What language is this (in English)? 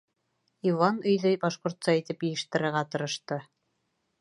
Bashkir